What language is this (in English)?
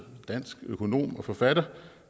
Danish